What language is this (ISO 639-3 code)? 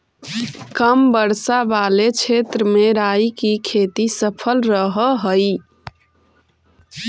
mag